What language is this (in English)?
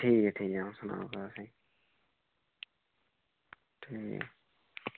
Dogri